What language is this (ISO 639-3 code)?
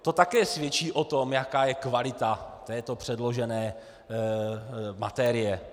ces